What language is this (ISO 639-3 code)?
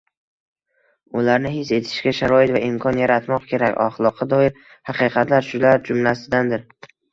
uzb